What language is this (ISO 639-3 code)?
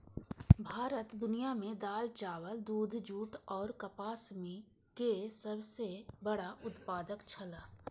mai